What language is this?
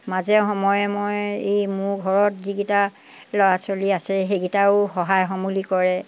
Assamese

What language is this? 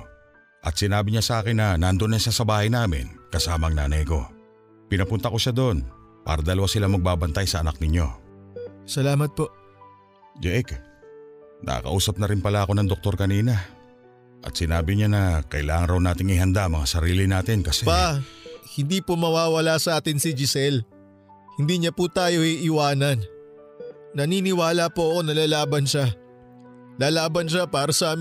Filipino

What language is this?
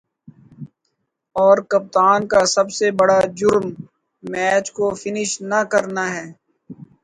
Urdu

